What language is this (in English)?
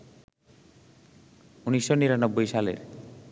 Bangla